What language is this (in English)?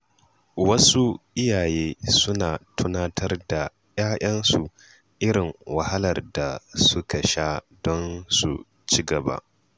Hausa